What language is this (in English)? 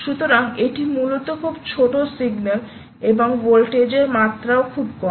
Bangla